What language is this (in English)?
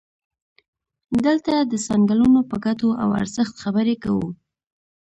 Pashto